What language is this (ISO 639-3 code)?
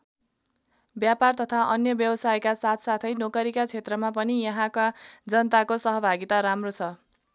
nep